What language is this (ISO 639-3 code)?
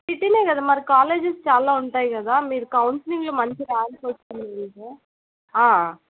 tel